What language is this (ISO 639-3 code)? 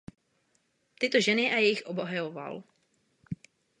ces